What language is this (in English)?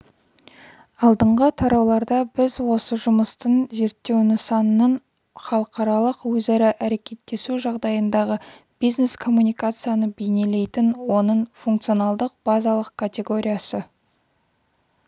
Kazakh